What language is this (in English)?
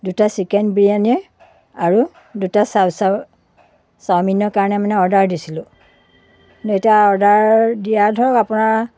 Assamese